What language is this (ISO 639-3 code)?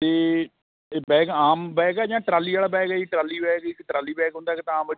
pan